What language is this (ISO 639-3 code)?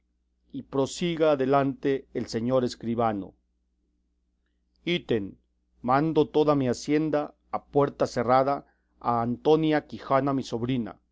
spa